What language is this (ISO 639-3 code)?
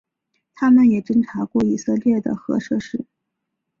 zho